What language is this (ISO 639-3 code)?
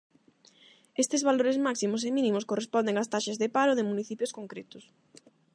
glg